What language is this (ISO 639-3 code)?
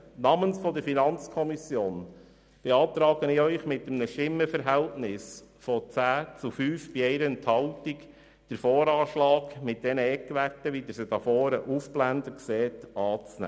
gsw